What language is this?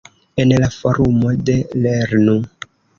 Esperanto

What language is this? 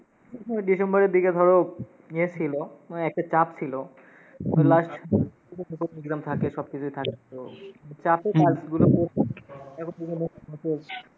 Bangla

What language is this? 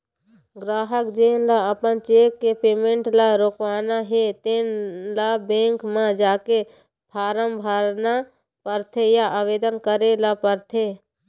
Chhattisgarhi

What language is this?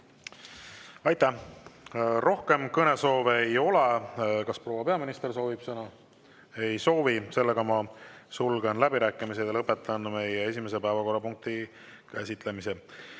Estonian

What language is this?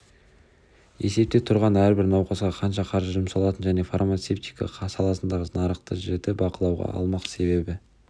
Kazakh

